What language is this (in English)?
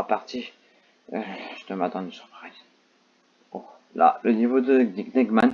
French